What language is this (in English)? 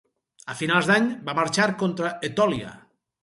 Catalan